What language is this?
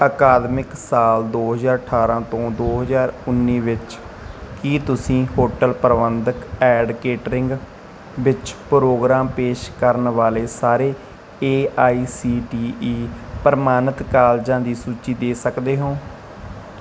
Punjabi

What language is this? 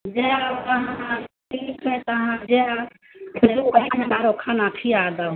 Maithili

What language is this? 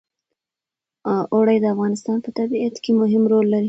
Pashto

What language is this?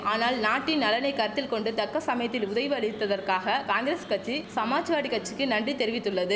Tamil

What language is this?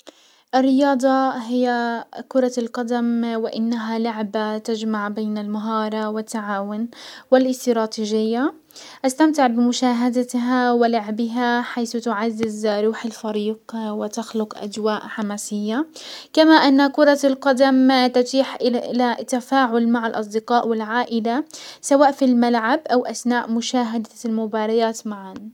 Hijazi Arabic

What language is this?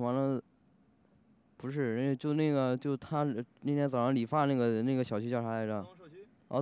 Chinese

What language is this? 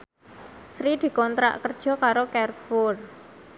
Javanese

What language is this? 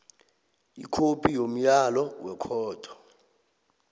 South Ndebele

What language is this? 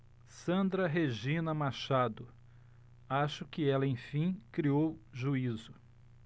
Portuguese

